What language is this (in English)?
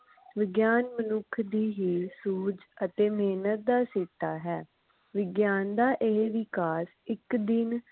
Punjabi